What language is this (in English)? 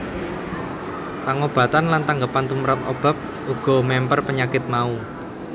Javanese